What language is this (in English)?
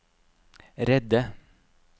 Norwegian